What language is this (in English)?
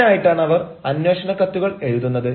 Malayalam